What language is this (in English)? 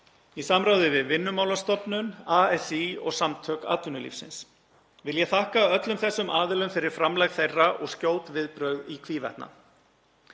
Icelandic